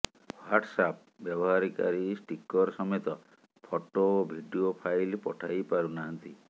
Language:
Odia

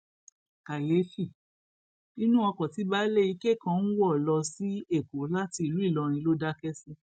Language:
Yoruba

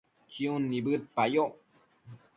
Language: Matsés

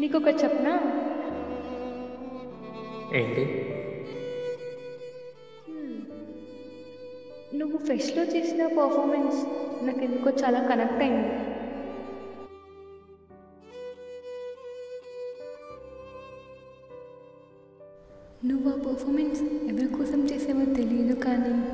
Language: Telugu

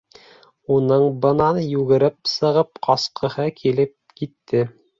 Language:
Bashkir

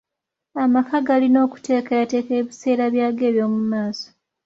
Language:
Ganda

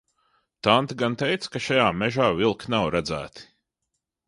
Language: Latvian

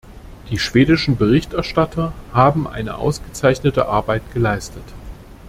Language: German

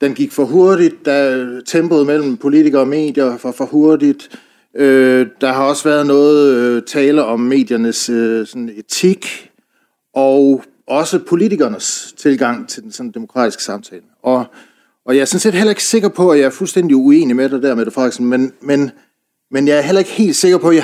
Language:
Danish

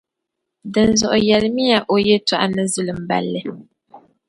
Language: Dagbani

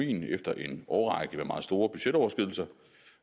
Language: Danish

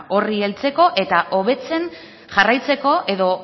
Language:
Basque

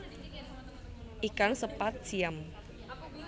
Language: Javanese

